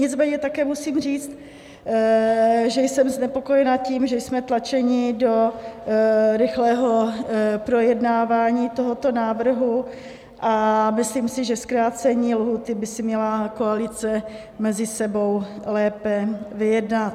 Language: Czech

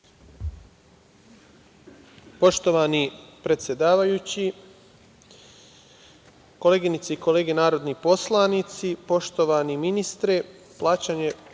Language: Serbian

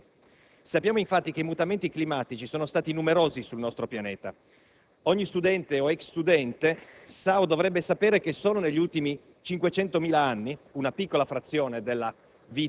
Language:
Italian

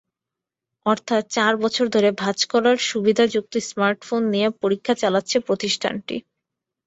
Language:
Bangla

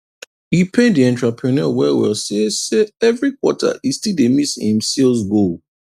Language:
Nigerian Pidgin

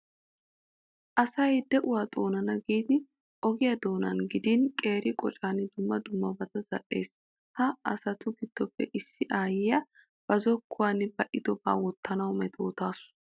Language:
Wolaytta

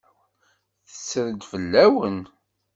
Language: Kabyle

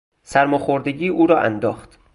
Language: Persian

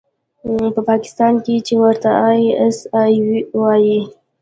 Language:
Pashto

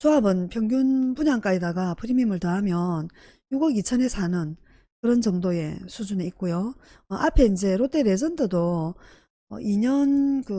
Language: Korean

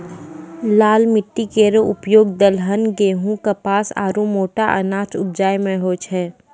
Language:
Maithili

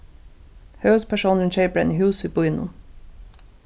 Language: Faroese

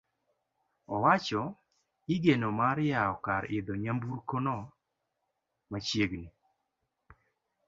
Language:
Luo (Kenya and Tanzania)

